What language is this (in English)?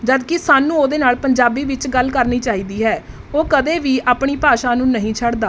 Punjabi